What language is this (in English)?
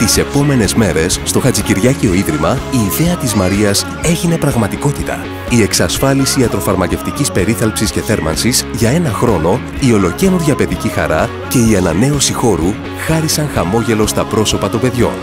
Greek